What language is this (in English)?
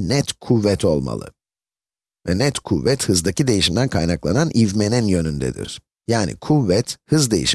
Turkish